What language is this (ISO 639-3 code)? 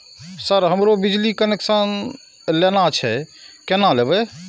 mai